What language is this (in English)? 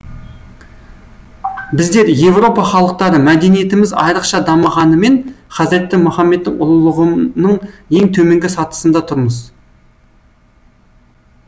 Kazakh